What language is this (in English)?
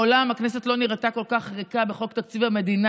Hebrew